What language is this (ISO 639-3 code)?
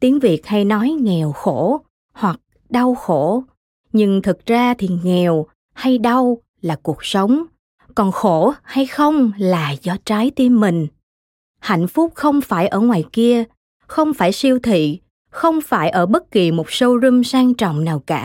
vie